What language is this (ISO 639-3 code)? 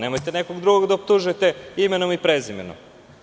srp